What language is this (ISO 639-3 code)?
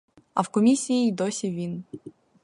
ukr